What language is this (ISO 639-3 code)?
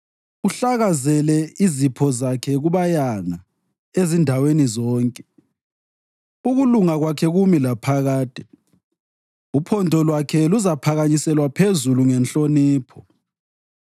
nde